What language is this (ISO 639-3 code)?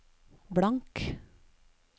nor